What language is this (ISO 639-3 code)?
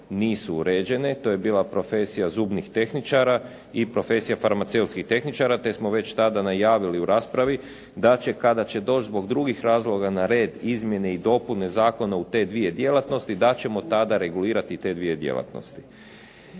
hrv